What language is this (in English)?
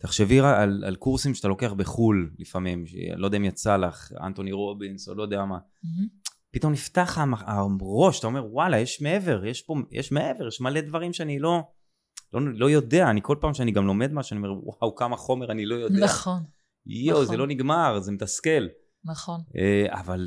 Hebrew